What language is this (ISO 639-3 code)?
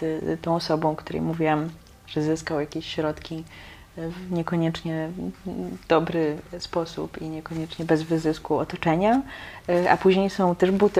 pol